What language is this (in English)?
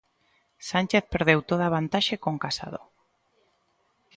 Galician